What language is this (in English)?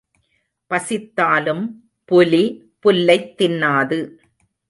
Tamil